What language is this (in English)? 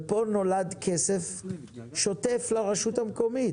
Hebrew